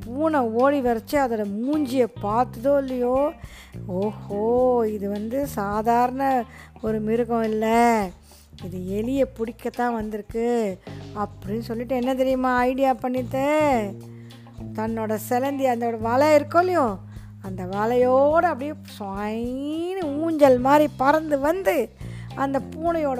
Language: Tamil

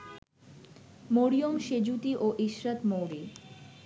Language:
Bangla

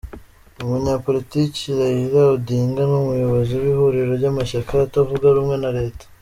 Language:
Kinyarwanda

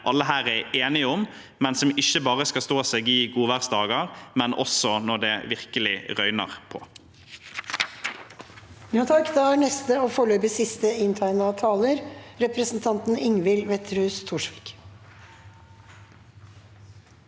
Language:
Norwegian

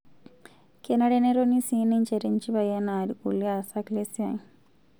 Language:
Masai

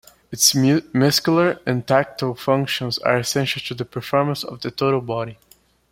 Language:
English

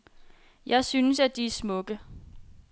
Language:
Danish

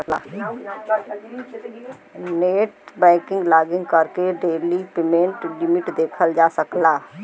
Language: Bhojpuri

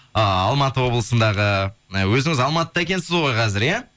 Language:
Kazakh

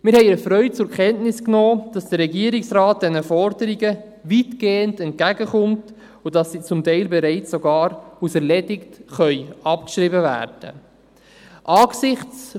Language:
Swiss German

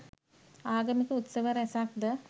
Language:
Sinhala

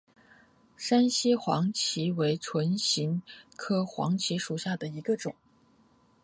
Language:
Chinese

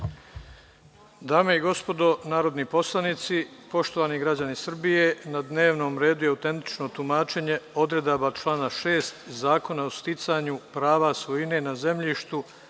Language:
Serbian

